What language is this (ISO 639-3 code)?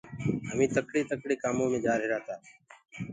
ggg